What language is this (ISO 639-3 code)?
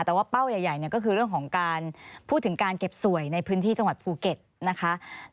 tha